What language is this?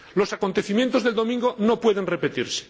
Spanish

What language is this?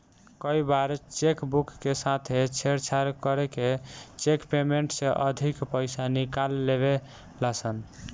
Bhojpuri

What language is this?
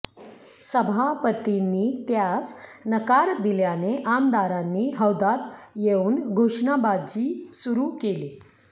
Marathi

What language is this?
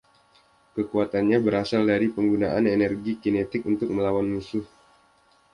Indonesian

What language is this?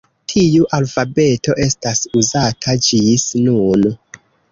Esperanto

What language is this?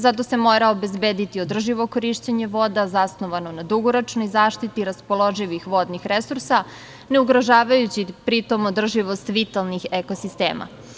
Serbian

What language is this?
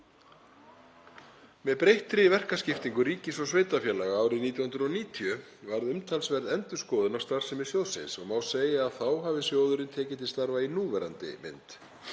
Icelandic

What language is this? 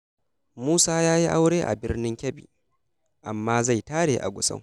Hausa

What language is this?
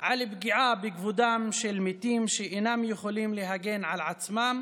Hebrew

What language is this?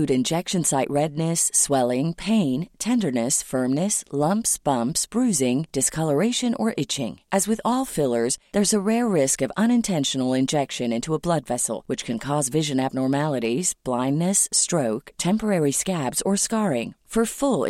Filipino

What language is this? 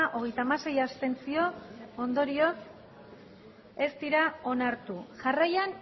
Basque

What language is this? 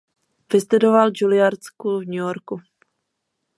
Czech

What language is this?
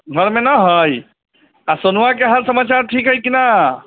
Maithili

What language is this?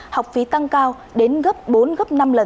Vietnamese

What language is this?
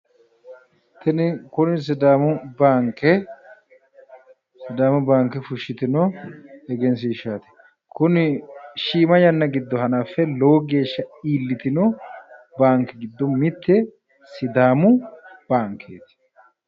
Sidamo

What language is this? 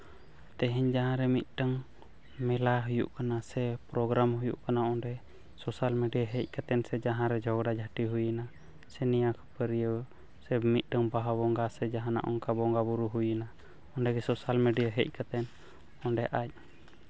Santali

